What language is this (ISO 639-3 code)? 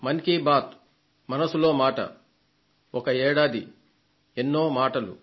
tel